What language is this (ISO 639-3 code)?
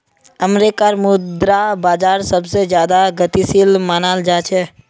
mag